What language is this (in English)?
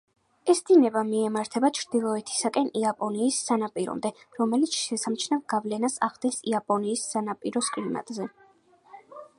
Georgian